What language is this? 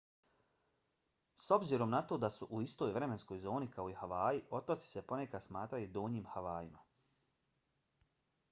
Bosnian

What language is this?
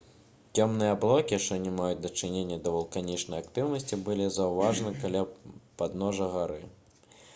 Belarusian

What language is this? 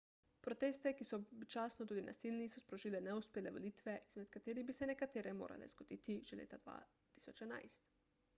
Slovenian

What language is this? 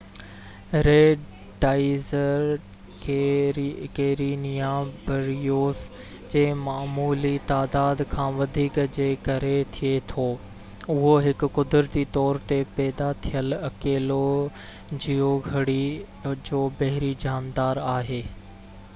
Sindhi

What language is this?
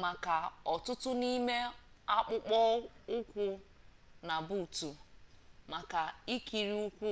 Igbo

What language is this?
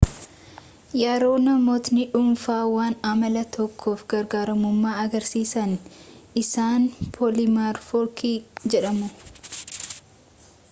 Oromo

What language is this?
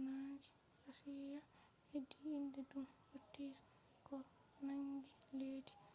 Fula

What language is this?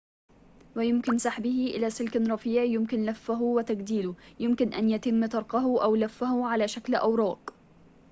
Arabic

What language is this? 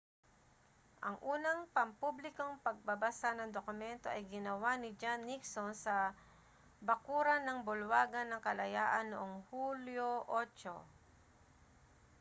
Filipino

